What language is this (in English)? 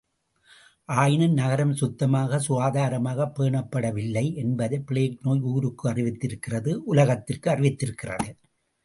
Tamil